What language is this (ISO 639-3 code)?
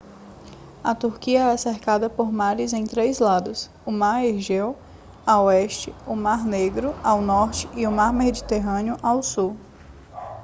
por